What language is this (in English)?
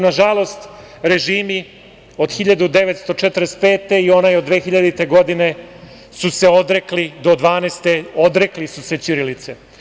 Serbian